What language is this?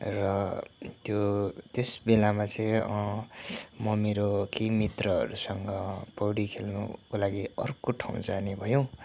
Nepali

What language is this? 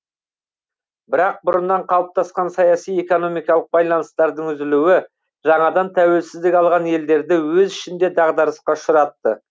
Kazakh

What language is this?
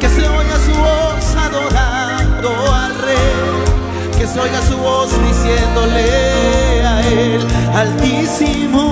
Spanish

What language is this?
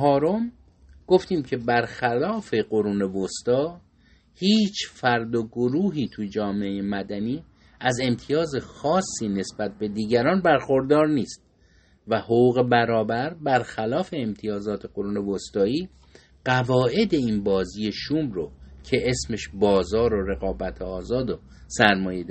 Persian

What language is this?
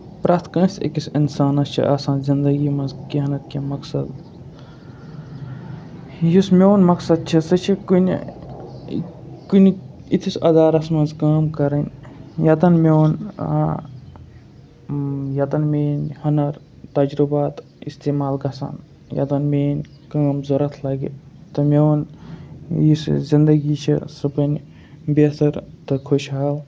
Kashmiri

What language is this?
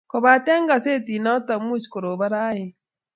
Kalenjin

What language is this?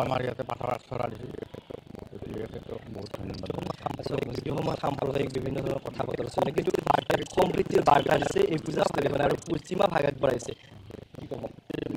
Bangla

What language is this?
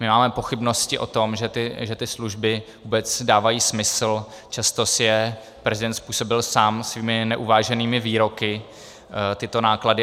Czech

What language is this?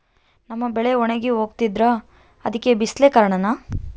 Kannada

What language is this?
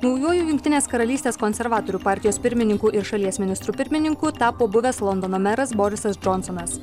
Lithuanian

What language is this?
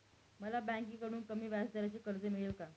Marathi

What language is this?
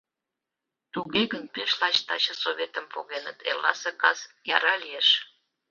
Mari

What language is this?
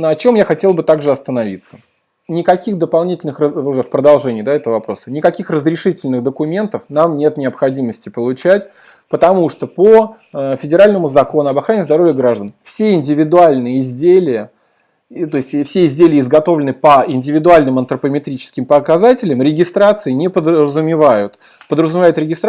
Russian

